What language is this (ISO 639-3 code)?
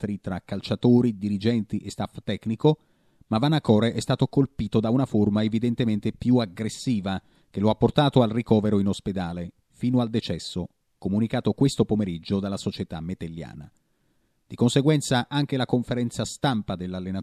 ita